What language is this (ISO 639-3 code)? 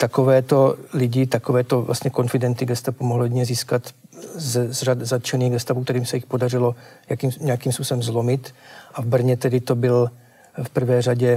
ces